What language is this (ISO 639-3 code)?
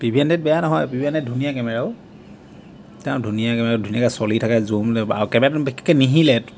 asm